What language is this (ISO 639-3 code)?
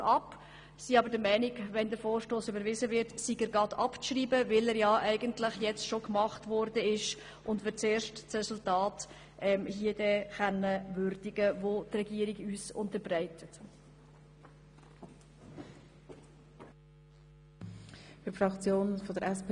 gsw